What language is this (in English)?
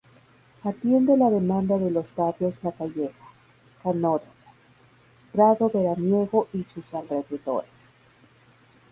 Spanish